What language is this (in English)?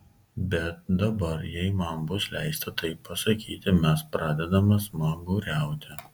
Lithuanian